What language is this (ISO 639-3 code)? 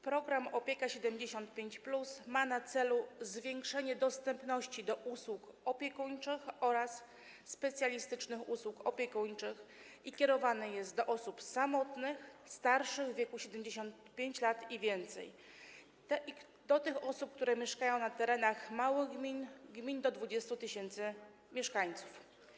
pol